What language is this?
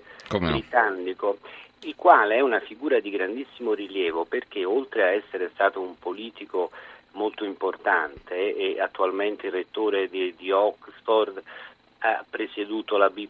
Italian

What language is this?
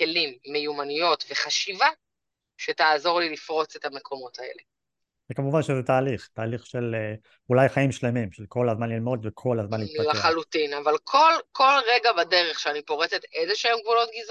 Hebrew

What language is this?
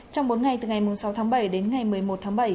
Vietnamese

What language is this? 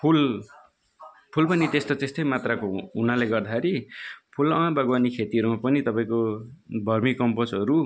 Nepali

